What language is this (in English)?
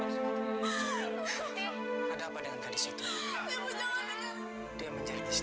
Indonesian